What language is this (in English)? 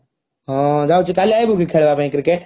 Odia